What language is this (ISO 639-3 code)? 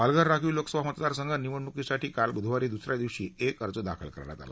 mar